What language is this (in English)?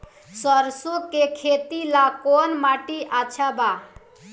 Bhojpuri